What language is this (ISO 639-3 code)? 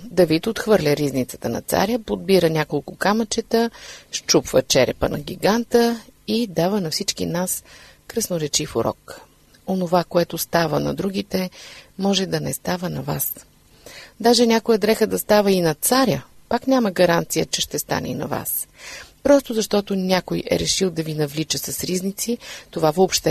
bul